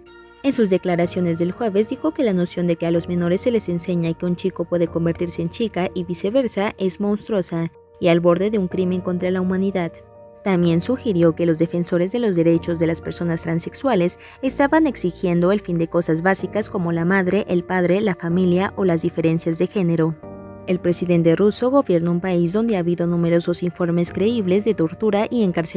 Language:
Spanish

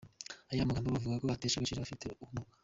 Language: Kinyarwanda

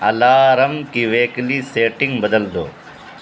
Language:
Urdu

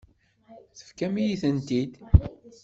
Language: Kabyle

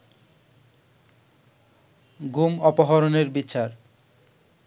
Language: Bangla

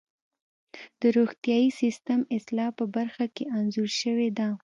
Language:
Pashto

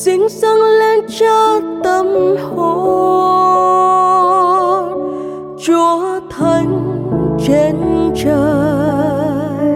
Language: Vietnamese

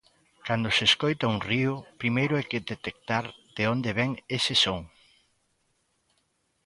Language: Galician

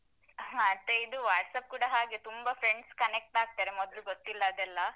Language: Kannada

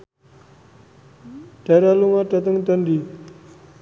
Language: Javanese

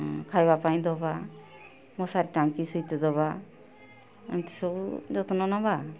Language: Odia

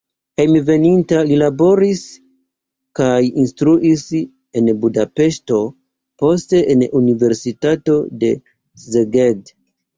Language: Esperanto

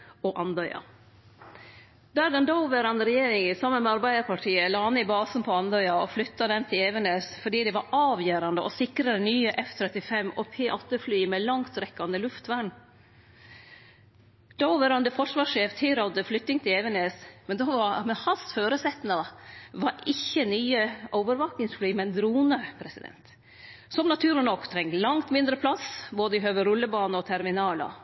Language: Norwegian Nynorsk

